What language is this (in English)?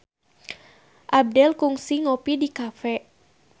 Sundanese